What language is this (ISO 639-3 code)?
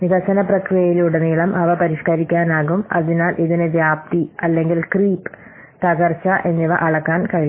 mal